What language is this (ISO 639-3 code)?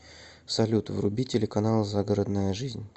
rus